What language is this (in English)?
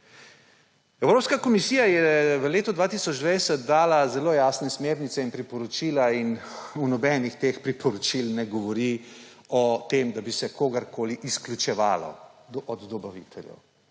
Slovenian